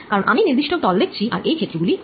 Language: Bangla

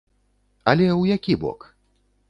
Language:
Belarusian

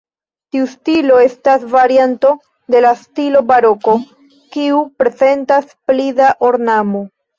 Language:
Esperanto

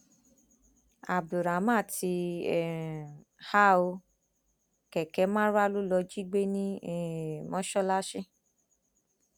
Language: Yoruba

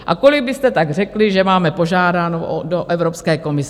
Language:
Czech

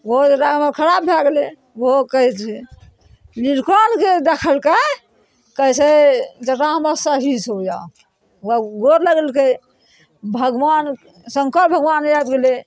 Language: Maithili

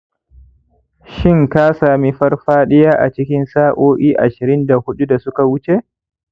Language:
Hausa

